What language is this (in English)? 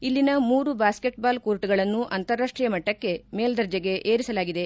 Kannada